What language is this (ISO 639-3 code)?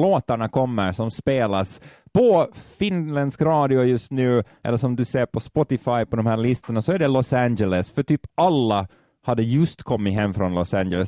swe